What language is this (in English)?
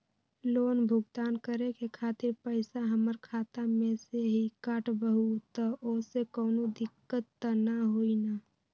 Magahi